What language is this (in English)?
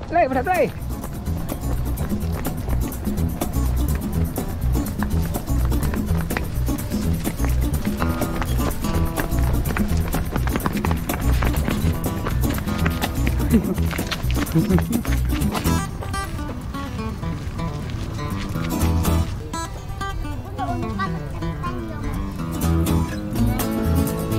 Indonesian